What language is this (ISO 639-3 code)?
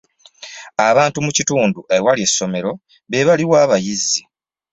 lug